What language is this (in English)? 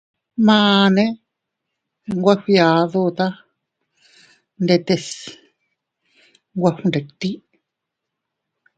Teutila Cuicatec